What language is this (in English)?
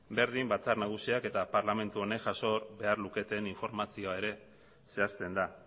Basque